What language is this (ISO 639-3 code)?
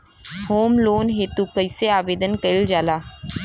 bho